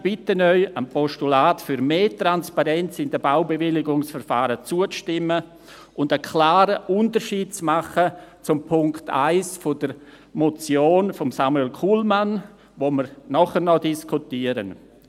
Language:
Swiss German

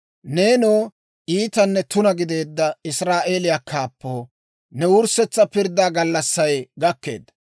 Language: Dawro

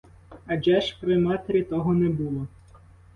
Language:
Ukrainian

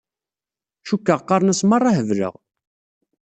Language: Kabyle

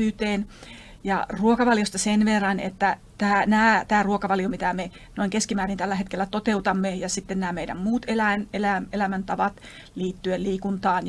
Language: Finnish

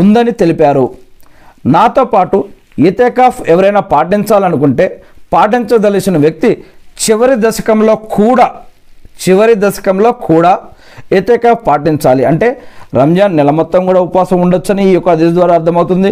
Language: Telugu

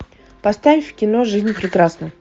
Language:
Russian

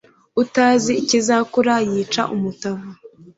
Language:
Kinyarwanda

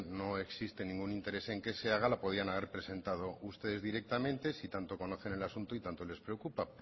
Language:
Spanish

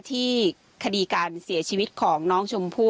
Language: Thai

